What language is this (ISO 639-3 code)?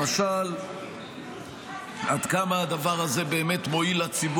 heb